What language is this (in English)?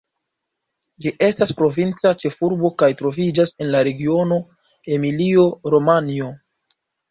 Esperanto